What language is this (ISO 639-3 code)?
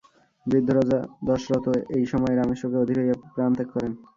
ben